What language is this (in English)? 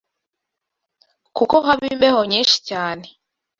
Kinyarwanda